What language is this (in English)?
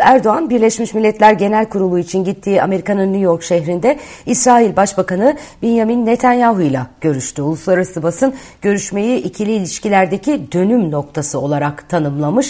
Turkish